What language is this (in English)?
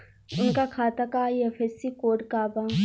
Bhojpuri